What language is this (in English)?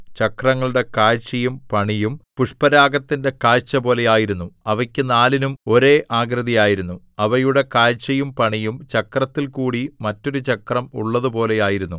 Malayalam